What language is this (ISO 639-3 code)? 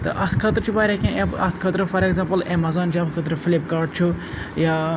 kas